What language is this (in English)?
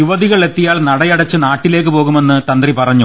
Malayalam